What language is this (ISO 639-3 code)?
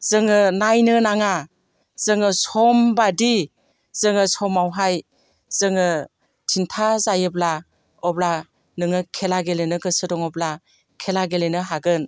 brx